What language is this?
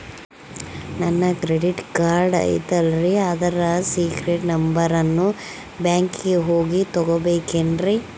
Kannada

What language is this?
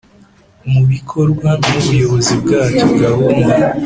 Kinyarwanda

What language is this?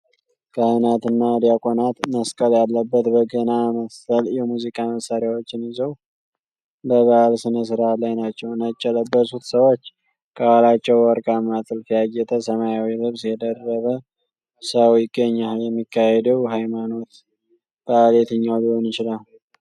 Amharic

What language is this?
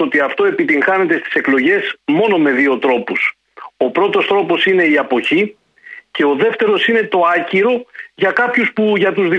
Greek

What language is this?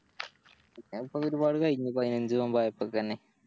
Malayalam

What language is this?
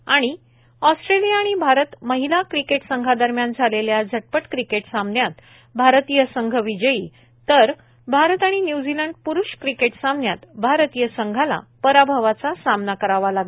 Marathi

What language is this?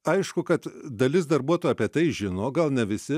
Lithuanian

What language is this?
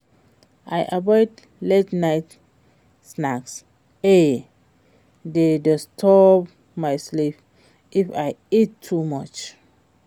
Nigerian Pidgin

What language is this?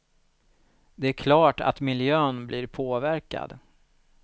Swedish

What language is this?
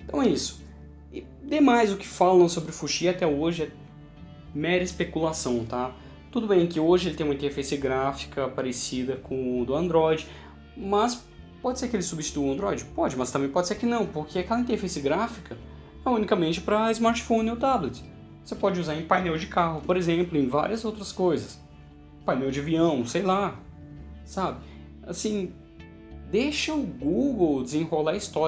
Portuguese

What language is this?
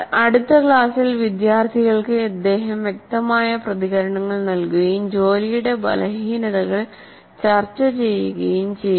Malayalam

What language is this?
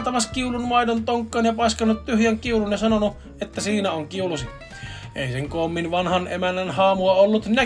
Finnish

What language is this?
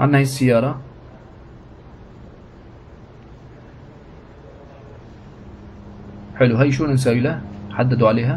Arabic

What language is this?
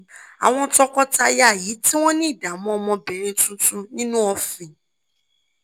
Yoruba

